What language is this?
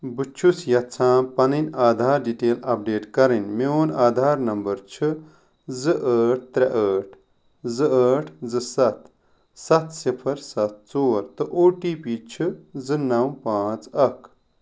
Kashmiri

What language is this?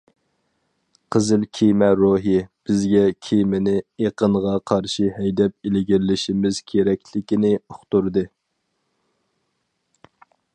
Uyghur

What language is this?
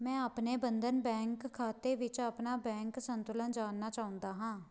Punjabi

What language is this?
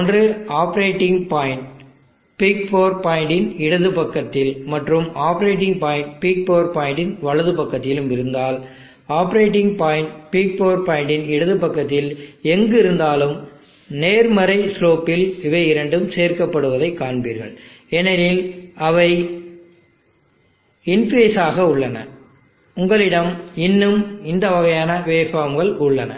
Tamil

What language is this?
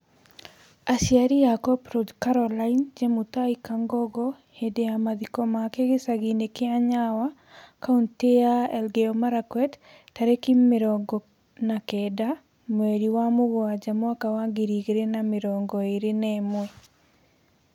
Kikuyu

